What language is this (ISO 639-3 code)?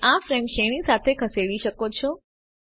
guj